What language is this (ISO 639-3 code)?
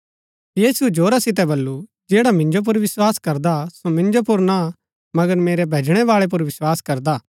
gbk